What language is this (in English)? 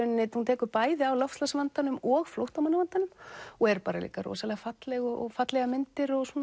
Icelandic